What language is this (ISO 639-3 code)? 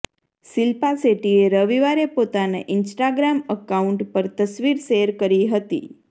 guj